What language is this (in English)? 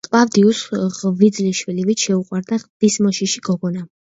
Georgian